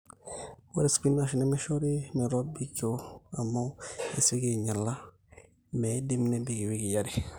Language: Masai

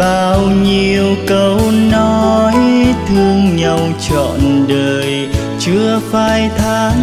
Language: Vietnamese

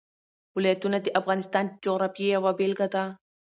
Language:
Pashto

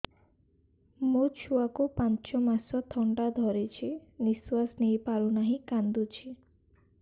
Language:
Odia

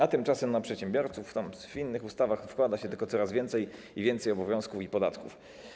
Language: Polish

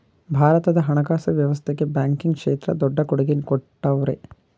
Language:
Kannada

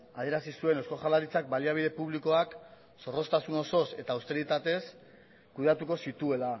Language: Basque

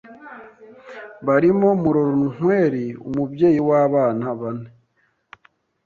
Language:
Kinyarwanda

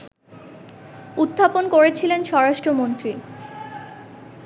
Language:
Bangla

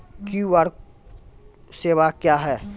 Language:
Maithili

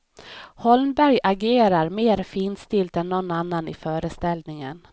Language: Swedish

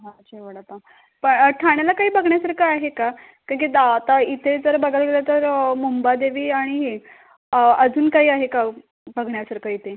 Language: Marathi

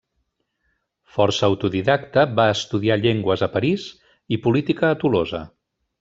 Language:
Catalan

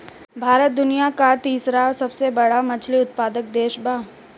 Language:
Bhojpuri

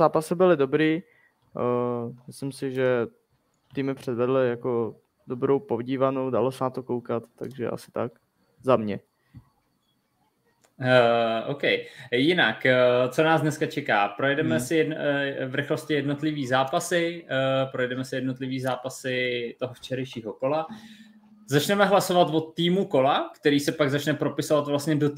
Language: Czech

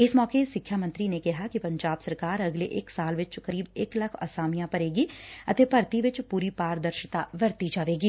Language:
Punjabi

